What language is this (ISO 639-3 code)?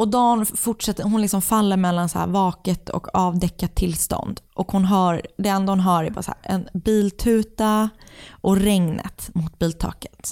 swe